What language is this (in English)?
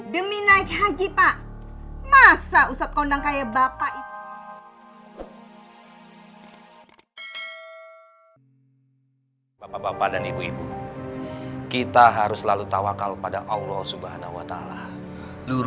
Indonesian